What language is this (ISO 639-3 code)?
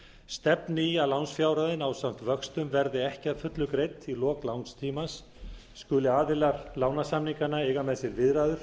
isl